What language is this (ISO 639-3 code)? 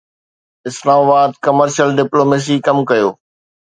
snd